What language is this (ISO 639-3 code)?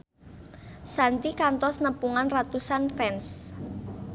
sun